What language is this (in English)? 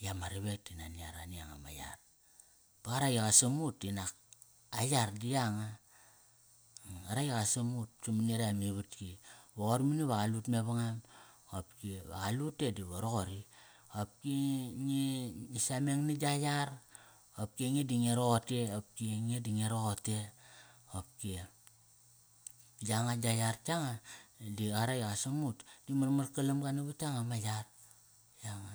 Kairak